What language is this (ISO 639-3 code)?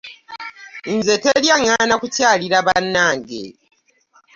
lug